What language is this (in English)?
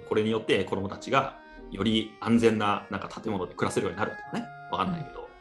Japanese